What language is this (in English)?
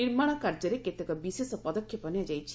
Odia